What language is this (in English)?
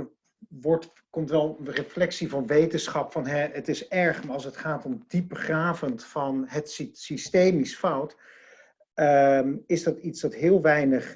Dutch